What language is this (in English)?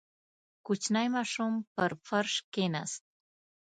Pashto